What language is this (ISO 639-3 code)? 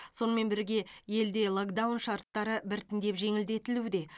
kaz